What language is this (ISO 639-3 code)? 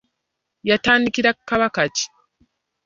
lug